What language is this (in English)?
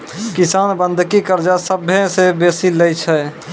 Maithili